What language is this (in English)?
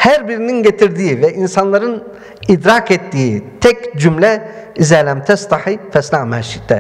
Turkish